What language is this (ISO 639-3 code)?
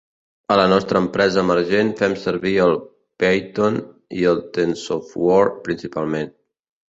cat